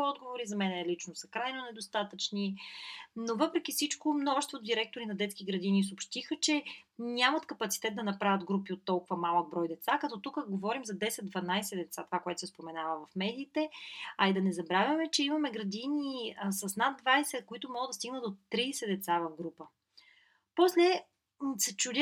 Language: Bulgarian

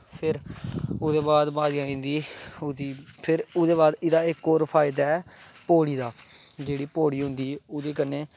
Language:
Dogri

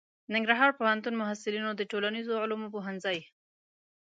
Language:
Pashto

